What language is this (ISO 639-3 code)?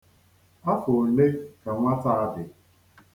ibo